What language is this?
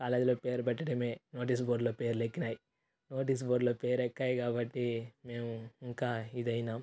Telugu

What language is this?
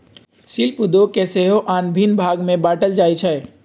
Magahi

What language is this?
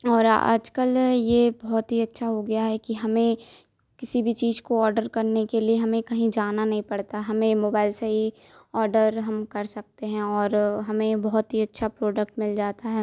Hindi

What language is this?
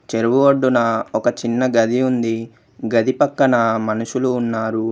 Telugu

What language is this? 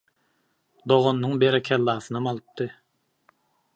Turkmen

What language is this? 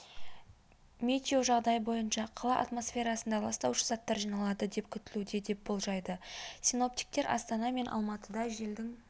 Kazakh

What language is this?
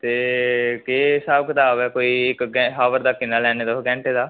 Dogri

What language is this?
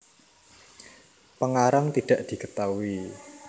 Javanese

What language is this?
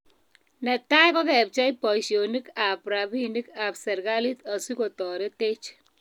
Kalenjin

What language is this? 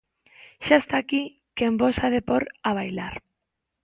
Galician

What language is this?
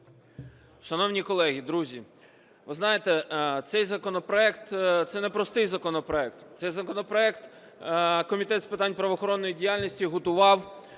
Ukrainian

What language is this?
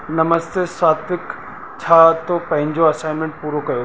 Sindhi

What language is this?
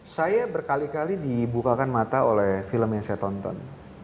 Indonesian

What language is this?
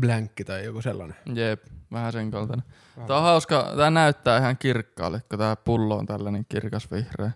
Finnish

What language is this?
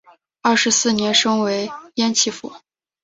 Chinese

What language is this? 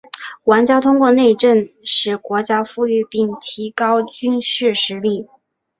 Chinese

